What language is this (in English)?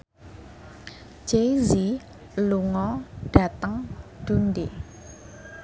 Javanese